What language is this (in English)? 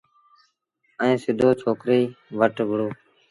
Sindhi Bhil